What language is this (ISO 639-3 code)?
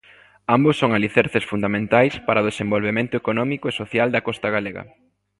glg